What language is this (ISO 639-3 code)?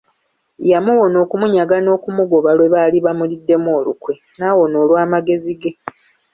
lug